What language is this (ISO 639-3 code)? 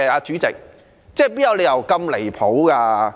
yue